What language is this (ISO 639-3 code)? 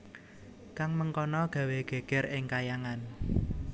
jav